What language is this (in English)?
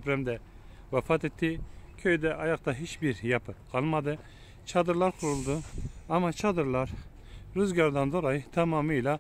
Turkish